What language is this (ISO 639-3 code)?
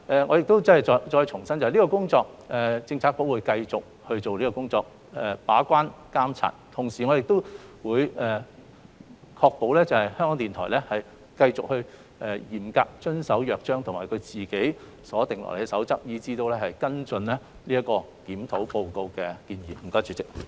yue